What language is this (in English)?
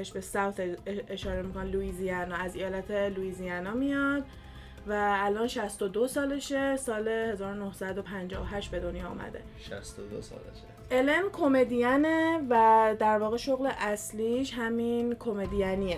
Persian